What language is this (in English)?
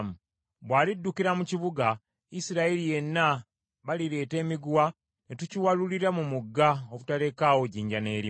Ganda